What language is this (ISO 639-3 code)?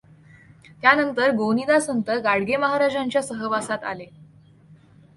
mar